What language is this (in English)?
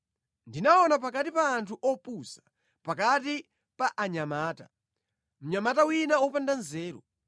Nyanja